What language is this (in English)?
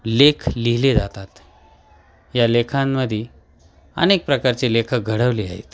Marathi